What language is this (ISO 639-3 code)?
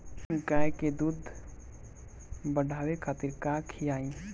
bho